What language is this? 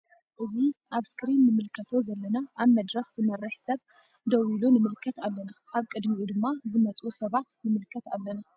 Tigrinya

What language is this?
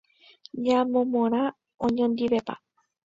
Guarani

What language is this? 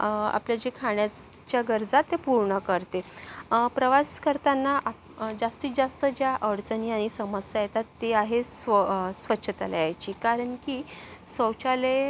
Marathi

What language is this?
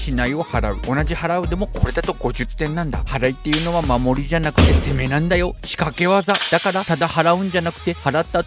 Japanese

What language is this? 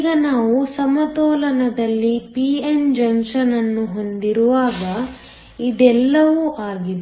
Kannada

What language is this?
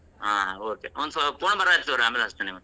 Kannada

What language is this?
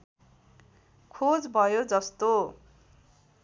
Nepali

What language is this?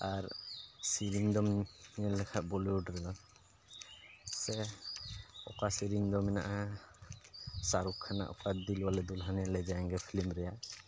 Santali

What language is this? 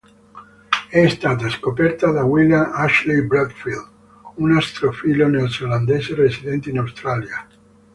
Italian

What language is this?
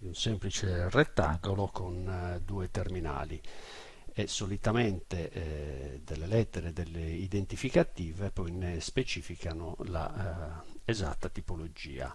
Italian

